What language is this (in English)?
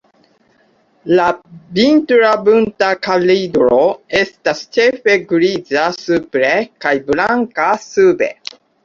Esperanto